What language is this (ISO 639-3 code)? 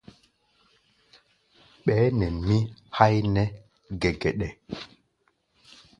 gba